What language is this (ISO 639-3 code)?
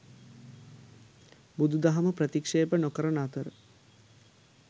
sin